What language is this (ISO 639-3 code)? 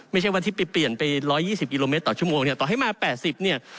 tha